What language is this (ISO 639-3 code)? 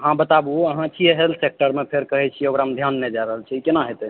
mai